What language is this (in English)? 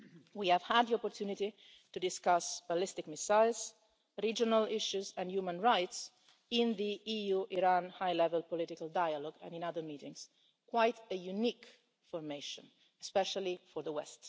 English